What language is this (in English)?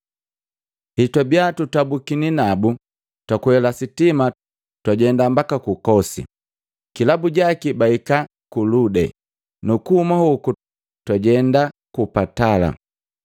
Matengo